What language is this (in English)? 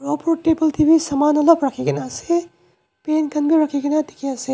Naga Pidgin